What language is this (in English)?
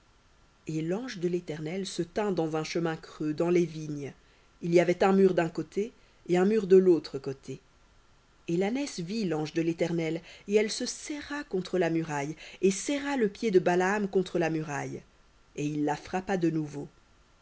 French